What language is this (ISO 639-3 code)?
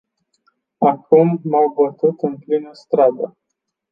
ron